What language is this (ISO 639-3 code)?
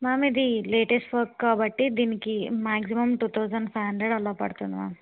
tel